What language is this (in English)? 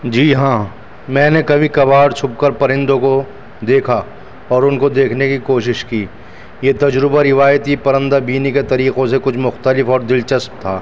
Urdu